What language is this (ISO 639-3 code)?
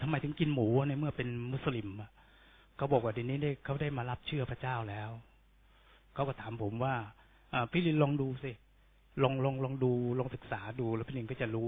tha